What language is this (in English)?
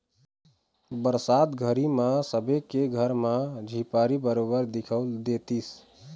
Chhattisgarhi